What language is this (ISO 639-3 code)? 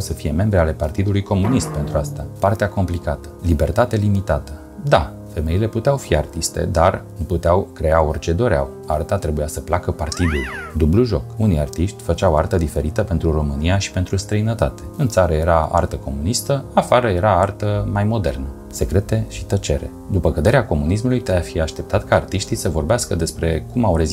ron